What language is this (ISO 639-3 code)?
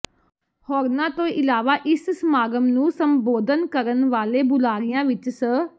pan